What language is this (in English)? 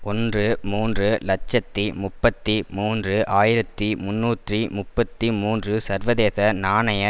Tamil